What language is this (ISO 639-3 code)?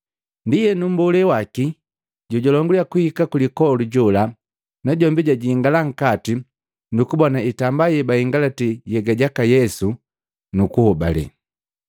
mgv